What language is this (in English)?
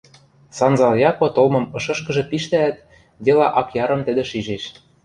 Western Mari